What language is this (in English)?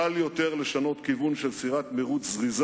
Hebrew